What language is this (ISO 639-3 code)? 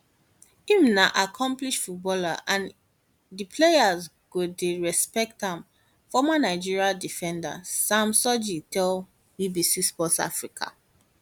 pcm